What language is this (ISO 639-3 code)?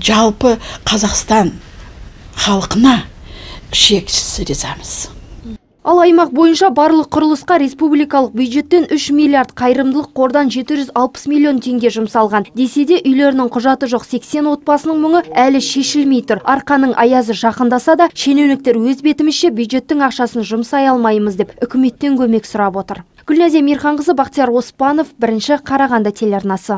rus